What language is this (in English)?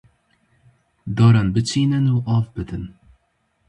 Kurdish